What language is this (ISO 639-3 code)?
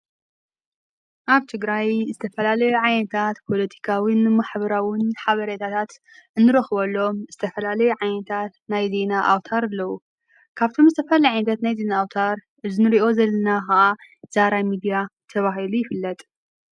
tir